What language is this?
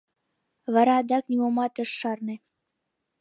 Mari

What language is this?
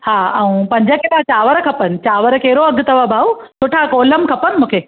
Sindhi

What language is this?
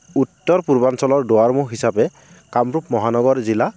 Assamese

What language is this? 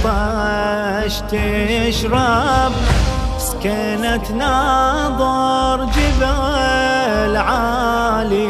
Arabic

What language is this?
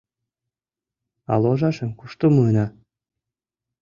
Mari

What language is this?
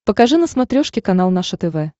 Russian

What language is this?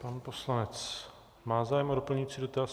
Czech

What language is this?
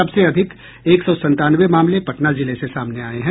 Hindi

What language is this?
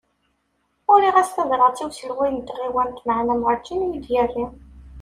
Kabyle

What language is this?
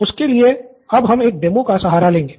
Hindi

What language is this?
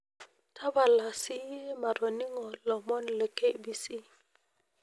Masai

